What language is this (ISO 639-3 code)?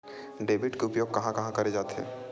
hne